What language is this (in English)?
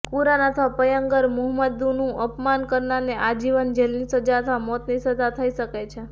Gujarati